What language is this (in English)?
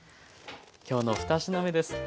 Japanese